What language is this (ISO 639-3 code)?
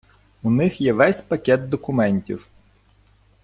ukr